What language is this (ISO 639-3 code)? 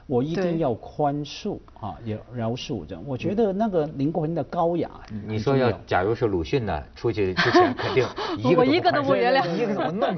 zho